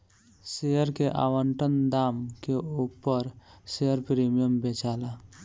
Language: Bhojpuri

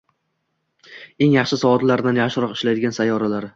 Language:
Uzbek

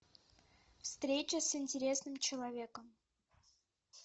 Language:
Russian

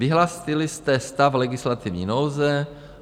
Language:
Czech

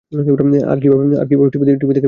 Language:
Bangla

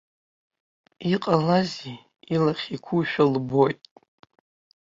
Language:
Abkhazian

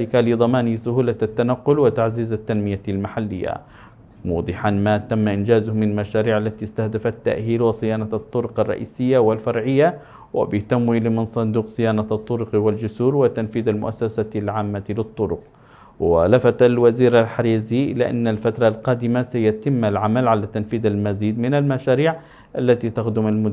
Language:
Arabic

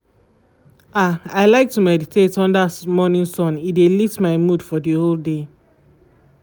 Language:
Nigerian Pidgin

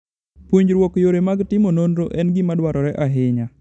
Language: Luo (Kenya and Tanzania)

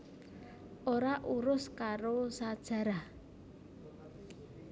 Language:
Javanese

